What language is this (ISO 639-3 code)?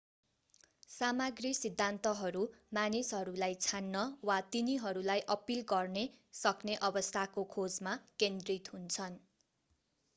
nep